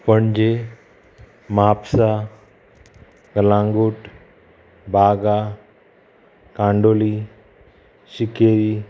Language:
Konkani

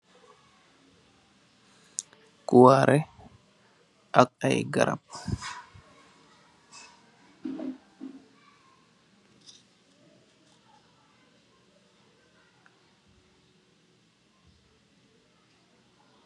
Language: Wolof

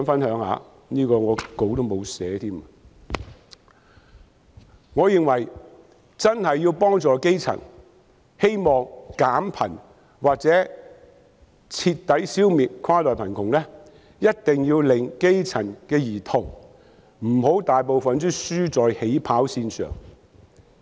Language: Cantonese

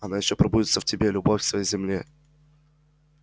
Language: Russian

